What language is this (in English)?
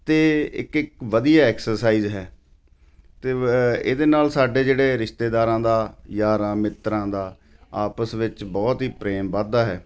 Punjabi